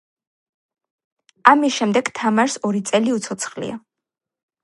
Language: Georgian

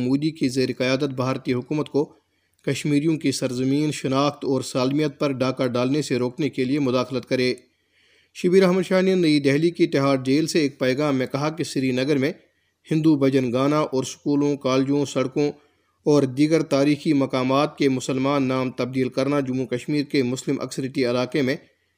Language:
Urdu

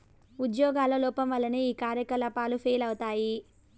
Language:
Telugu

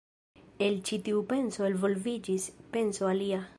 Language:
Esperanto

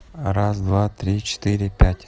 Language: Russian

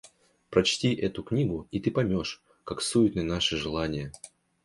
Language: Russian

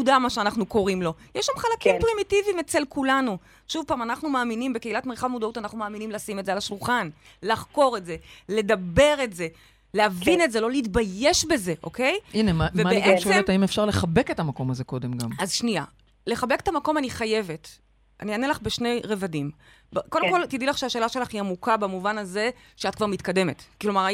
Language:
Hebrew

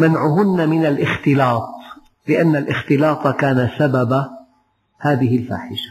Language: Arabic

